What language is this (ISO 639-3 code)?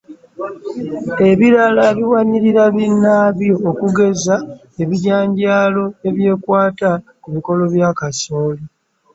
lug